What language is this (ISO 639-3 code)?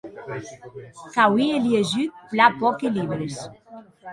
oci